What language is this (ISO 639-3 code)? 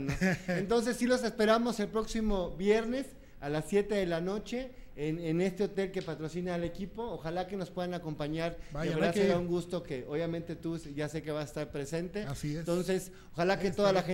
spa